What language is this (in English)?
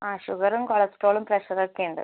Malayalam